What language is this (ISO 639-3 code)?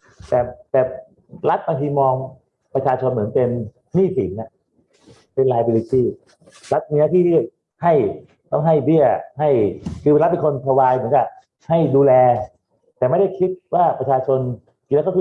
tha